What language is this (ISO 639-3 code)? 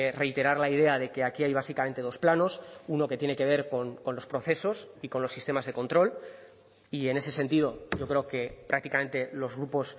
spa